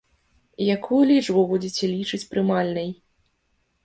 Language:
Belarusian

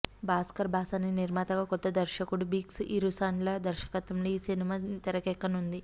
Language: Telugu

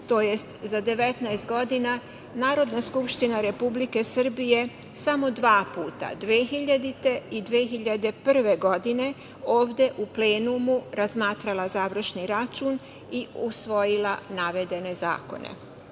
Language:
Serbian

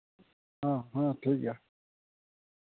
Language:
Santali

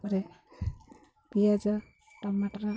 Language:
Odia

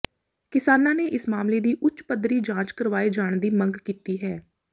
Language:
Punjabi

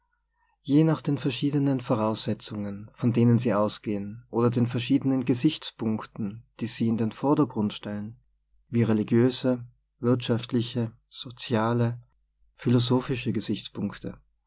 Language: German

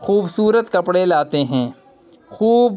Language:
Urdu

